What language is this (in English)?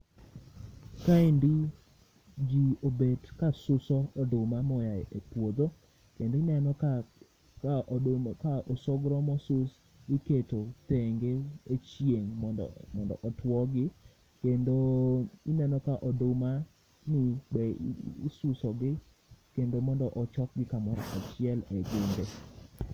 Luo (Kenya and Tanzania)